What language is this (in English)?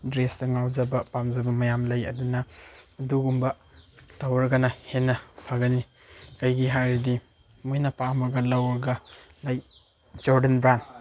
Manipuri